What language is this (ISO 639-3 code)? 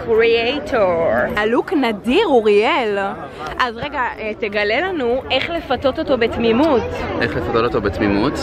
heb